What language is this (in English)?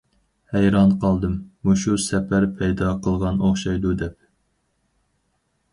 Uyghur